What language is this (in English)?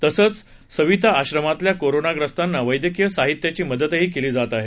Marathi